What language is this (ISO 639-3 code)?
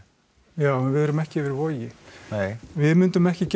isl